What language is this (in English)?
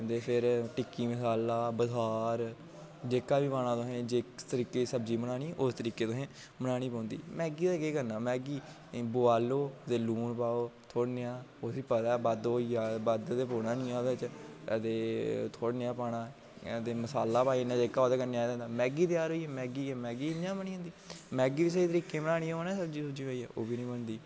Dogri